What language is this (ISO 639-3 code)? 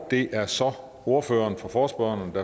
dan